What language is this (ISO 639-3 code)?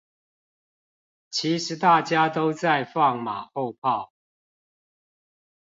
zho